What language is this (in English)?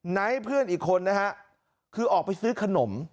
Thai